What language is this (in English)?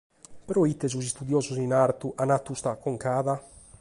Sardinian